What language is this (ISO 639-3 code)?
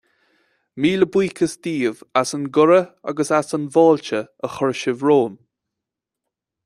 gle